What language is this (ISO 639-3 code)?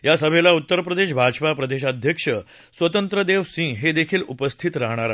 mar